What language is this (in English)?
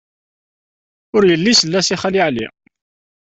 Kabyle